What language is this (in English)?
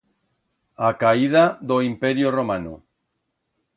Aragonese